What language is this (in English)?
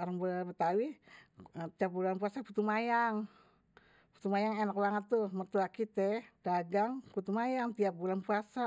Betawi